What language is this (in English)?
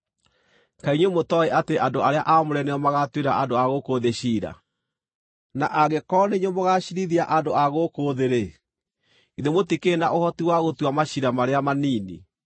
Kikuyu